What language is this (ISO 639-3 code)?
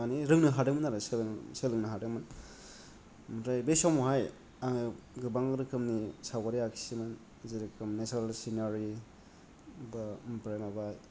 brx